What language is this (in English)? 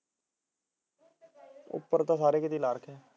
Punjabi